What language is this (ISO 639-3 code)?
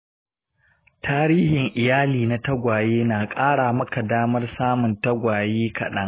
hau